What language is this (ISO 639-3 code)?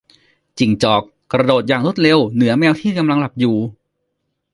tha